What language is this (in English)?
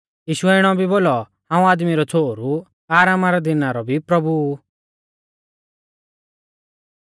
Mahasu Pahari